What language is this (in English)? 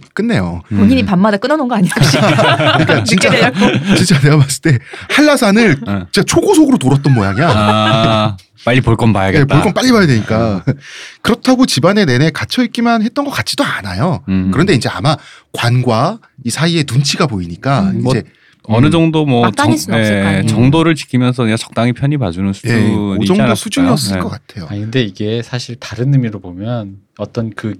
Korean